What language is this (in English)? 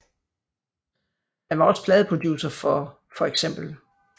Danish